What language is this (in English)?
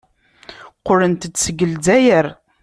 Kabyle